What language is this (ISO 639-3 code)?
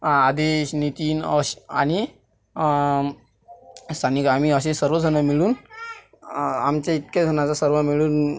mar